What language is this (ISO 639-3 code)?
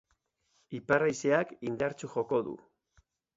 eus